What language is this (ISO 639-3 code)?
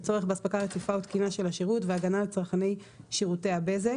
heb